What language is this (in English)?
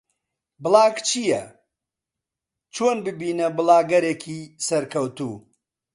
Central Kurdish